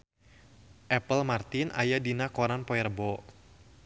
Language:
Sundanese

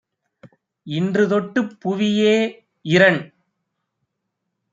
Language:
Tamil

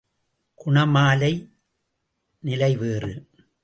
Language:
Tamil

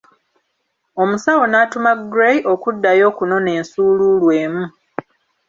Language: Ganda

